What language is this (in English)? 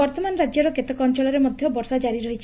Odia